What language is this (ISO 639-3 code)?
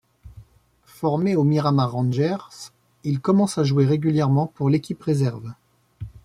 fra